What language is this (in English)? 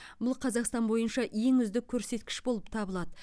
Kazakh